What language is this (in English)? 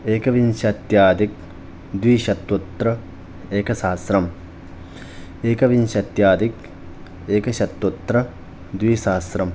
Sanskrit